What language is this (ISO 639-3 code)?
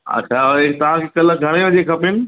snd